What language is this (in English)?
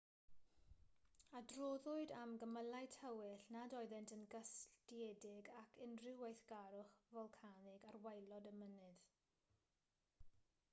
Welsh